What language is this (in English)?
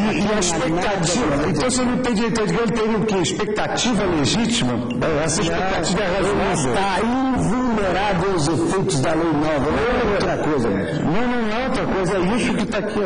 Portuguese